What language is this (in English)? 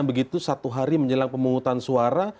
Indonesian